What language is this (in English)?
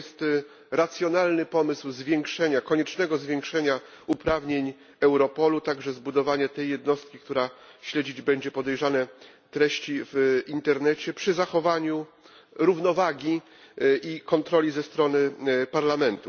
Polish